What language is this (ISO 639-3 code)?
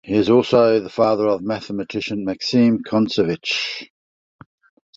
eng